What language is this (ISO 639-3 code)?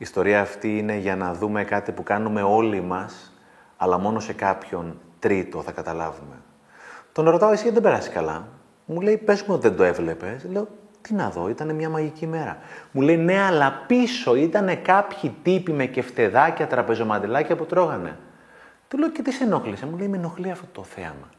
ell